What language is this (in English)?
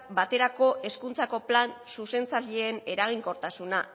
Basque